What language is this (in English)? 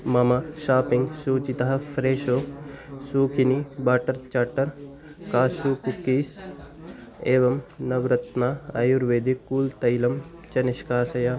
Sanskrit